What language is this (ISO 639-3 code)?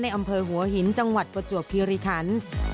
tha